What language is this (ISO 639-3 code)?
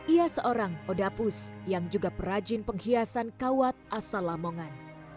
ind